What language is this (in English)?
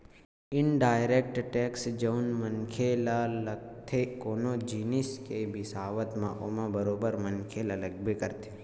Chhattisgarhi